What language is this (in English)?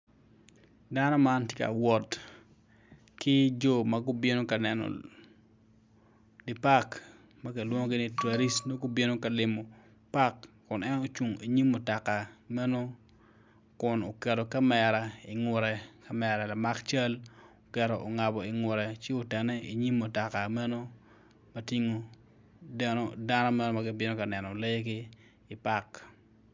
Acoli